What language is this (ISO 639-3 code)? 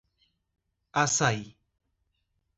por